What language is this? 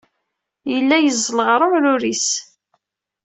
Kabyle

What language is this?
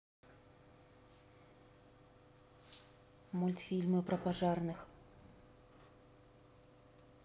Russian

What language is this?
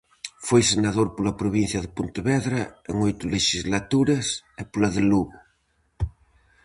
Galician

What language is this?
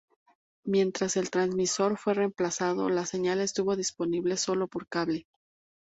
Spanish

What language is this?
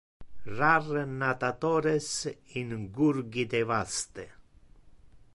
Interlingua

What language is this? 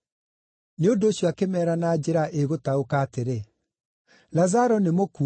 Kikuyu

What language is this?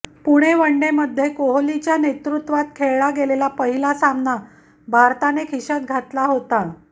Marathi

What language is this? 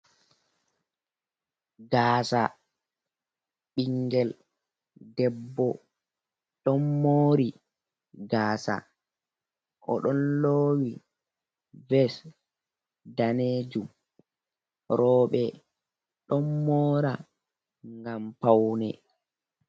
Fula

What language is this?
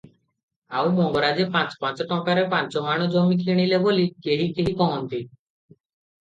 Odia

